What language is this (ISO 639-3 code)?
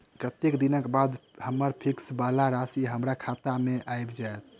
mai